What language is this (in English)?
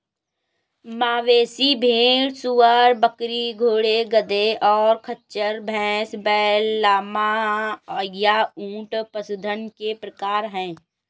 Hindi